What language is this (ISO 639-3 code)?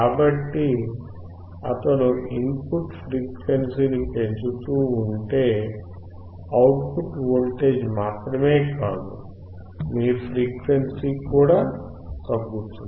tel